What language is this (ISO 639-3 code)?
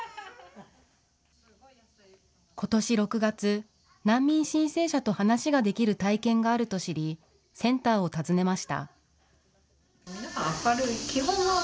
jpn